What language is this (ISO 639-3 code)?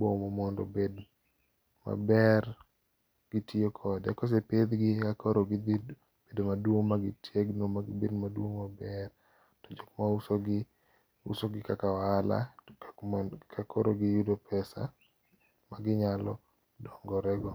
luo